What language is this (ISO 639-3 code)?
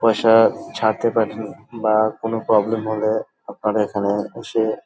ben